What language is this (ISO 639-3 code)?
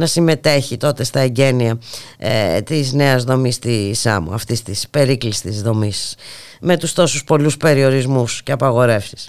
ell